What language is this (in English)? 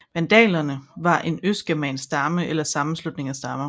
Danish